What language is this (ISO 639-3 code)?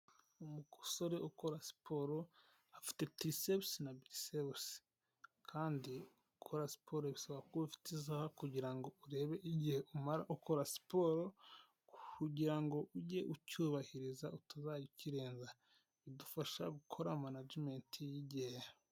kin